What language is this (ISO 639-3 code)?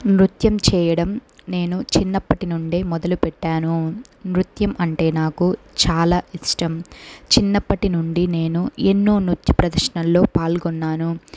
tel